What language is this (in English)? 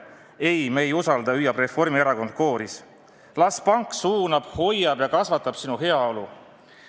Estonian